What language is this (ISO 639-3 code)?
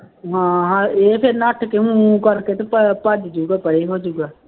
pan